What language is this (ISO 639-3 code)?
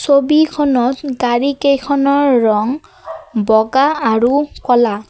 asm